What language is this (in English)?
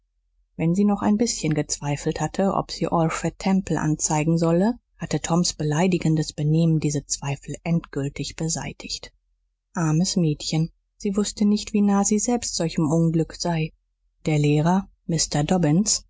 German